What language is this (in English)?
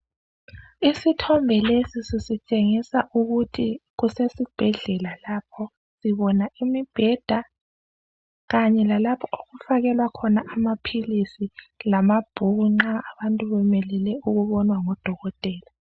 North Ndebele